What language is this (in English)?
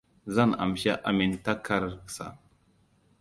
Hausa